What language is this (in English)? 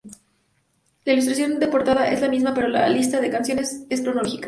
Spanish